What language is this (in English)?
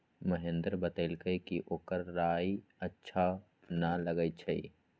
Magahi